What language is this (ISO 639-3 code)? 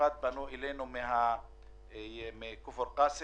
heb